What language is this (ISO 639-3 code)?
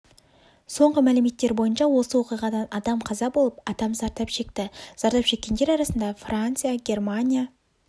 kaz